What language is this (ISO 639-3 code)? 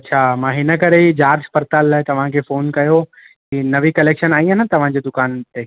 snd